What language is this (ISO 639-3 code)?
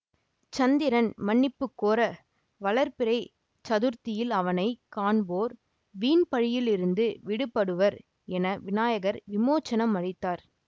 tam